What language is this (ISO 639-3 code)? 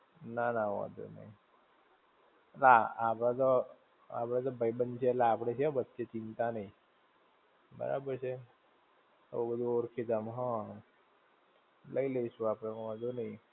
guj